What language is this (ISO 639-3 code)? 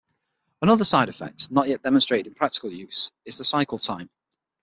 eng